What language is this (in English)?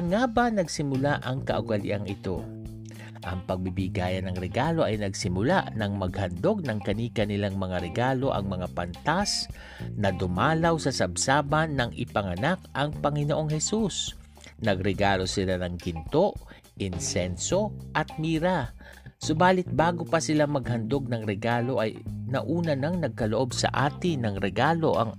Filipino